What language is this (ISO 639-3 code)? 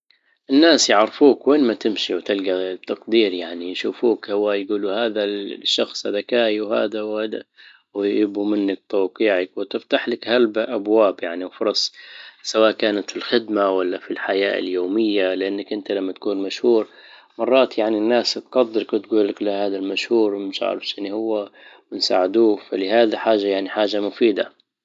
ayl